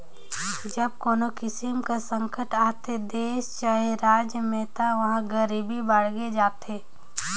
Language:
Chhattisgarhi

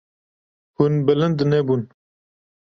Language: Kurdish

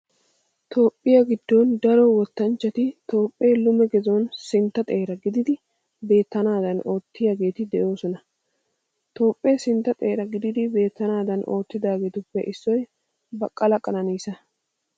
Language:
Wolaytta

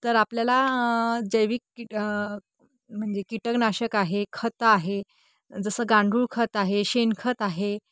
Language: Marathi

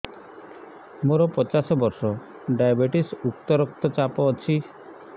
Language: Odia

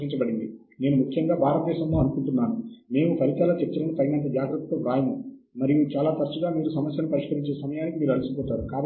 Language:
Telugu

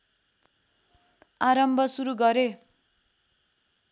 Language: Nepali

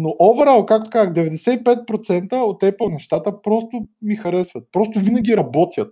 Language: Bulgarian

